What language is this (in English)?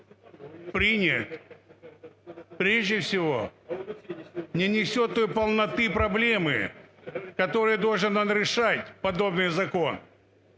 Ukrainian